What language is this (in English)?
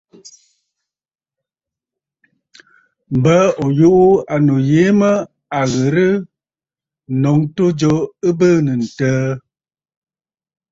Bafut